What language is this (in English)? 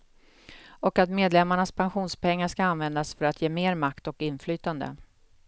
Swedish